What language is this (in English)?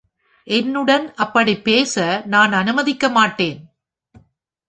Tamil